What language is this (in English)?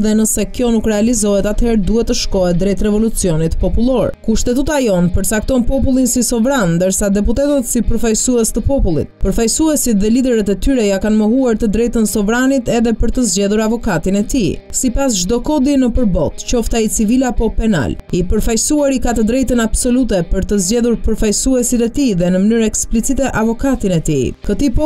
Italian